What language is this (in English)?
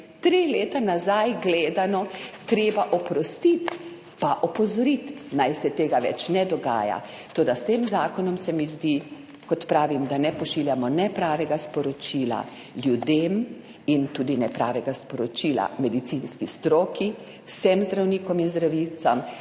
Slovenian